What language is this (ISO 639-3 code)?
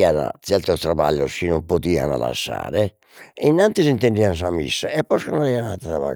srd